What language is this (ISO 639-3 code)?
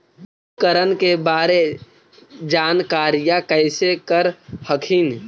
mag